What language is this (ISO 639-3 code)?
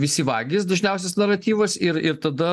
lit